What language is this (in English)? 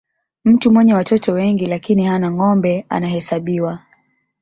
Swahili